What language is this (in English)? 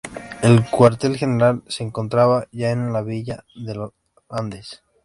Spanish